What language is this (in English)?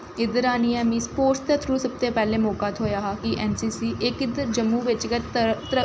Dogri